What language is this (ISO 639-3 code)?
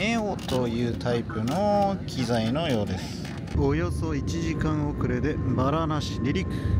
jpn